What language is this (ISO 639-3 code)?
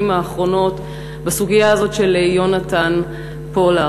heb